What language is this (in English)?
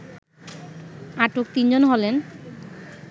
Bangla